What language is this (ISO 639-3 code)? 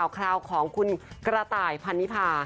tha